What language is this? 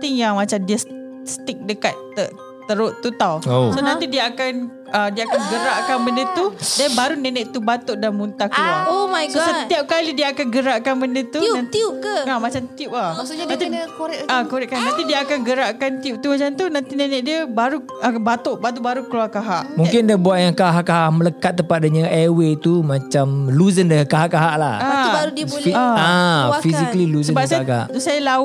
Malay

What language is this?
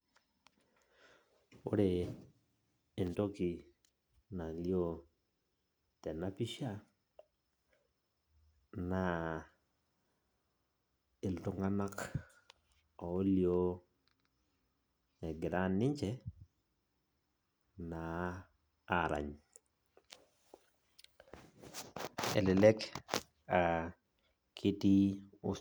Masai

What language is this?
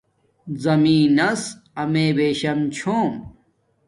Domaaki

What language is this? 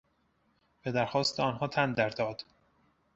Persian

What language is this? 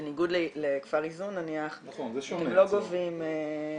Hebrew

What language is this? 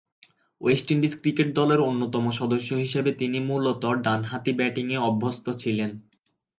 Bangla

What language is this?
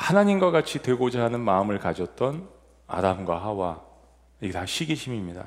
Korean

